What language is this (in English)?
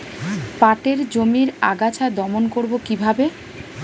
Bangla